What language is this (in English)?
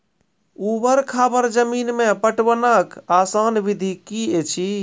Maithili